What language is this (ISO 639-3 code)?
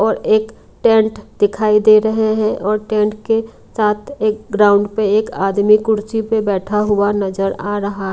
hin